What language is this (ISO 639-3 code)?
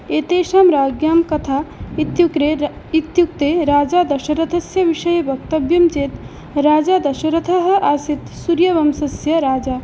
san